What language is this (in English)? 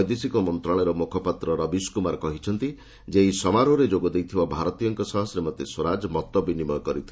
Odia